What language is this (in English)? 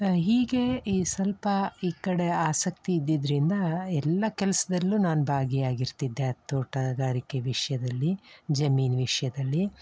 Kannada